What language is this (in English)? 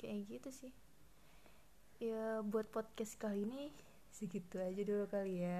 Indonesian